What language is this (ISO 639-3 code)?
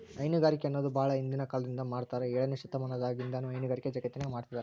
kan